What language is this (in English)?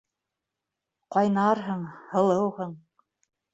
Bashkir